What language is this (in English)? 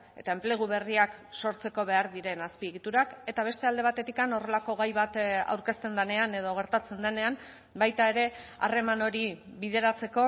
Basque